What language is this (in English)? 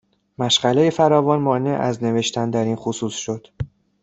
Persian